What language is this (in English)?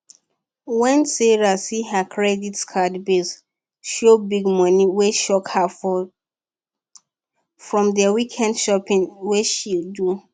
Nigerian Pidgin